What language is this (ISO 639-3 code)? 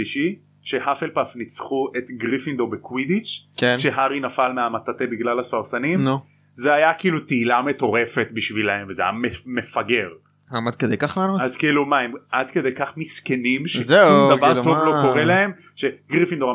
heb